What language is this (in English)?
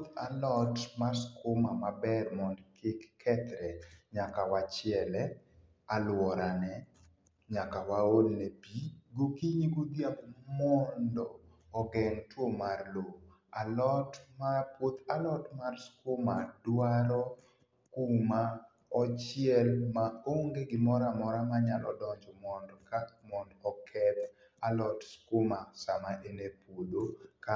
Luo (Kenya and Tanzania)